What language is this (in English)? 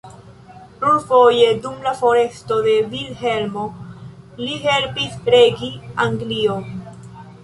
Esperanto